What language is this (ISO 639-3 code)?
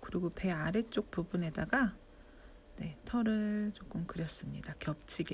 kor